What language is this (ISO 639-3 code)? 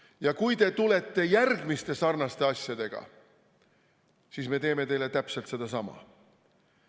est